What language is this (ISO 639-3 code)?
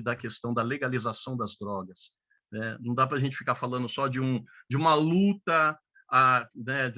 por